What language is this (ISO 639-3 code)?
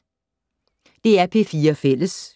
dan